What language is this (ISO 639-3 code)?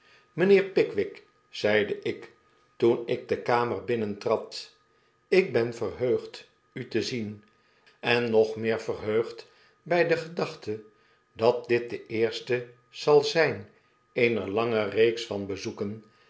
nld